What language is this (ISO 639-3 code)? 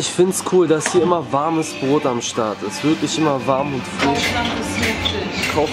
deu